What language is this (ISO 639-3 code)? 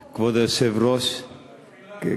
heb